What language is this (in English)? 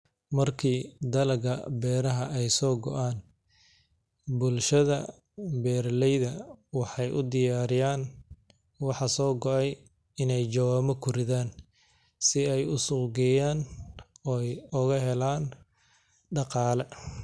Somali